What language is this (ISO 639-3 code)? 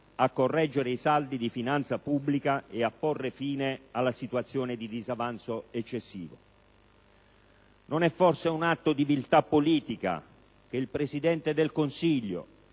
ita